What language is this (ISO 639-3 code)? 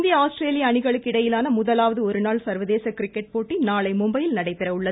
tam